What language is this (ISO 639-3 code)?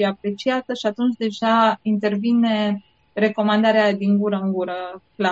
ron